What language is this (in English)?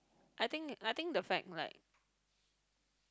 English